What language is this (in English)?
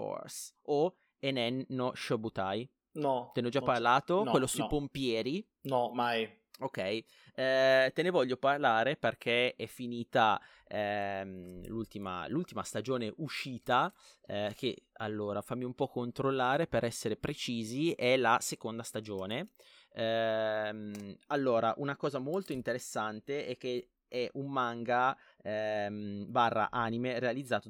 Italian